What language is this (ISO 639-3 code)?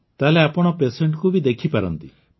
ori